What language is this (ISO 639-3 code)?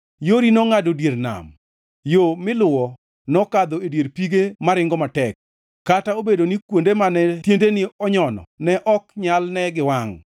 luo